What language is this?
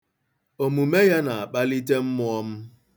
Igbo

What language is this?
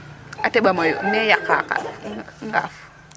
Serer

